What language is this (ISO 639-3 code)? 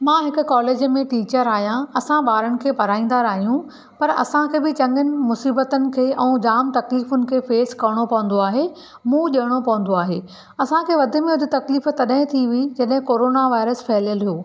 snd